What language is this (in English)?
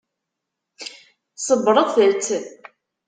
Kabyle